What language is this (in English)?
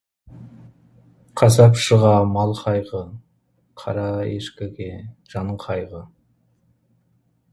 Kazakh